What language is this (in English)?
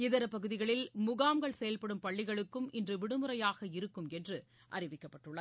Tamil